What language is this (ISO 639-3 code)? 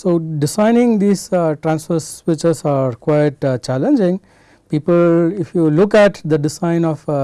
eng